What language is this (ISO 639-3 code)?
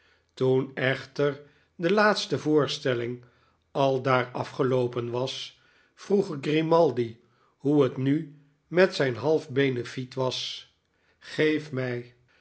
nld